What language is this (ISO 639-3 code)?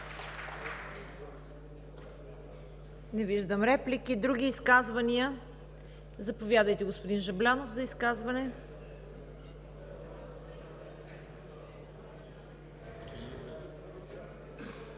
bul